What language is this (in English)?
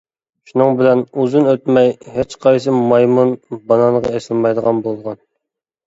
Uyghur